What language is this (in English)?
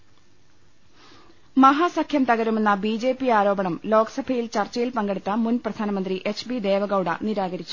Malayalam